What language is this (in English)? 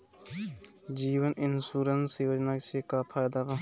Bhojpuri